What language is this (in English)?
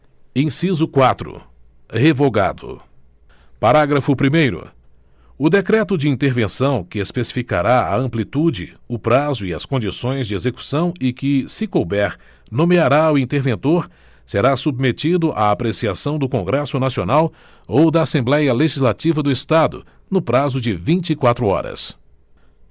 Portuguese